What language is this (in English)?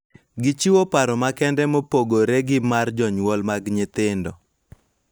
Luo (Kenya and Tanzania)